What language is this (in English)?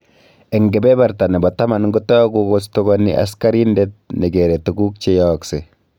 Kalenjin